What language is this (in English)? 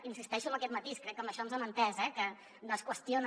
Catalan